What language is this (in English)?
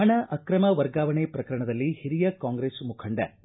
Kannada